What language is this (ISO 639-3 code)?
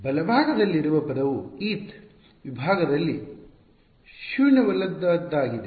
kan